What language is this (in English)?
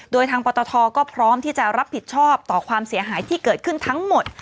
Thai